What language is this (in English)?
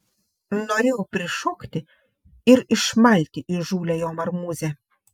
Lithuanian